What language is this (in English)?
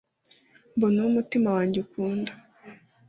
Kinyarwanda